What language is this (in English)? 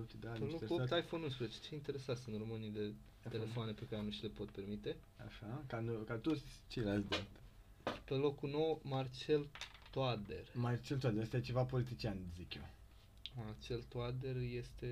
Romanian